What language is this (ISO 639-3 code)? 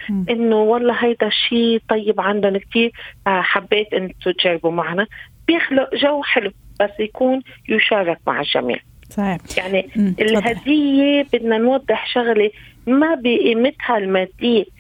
ara